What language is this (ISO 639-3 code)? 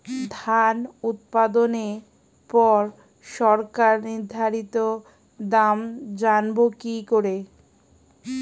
ben